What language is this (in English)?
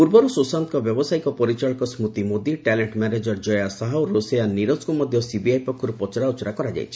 Odia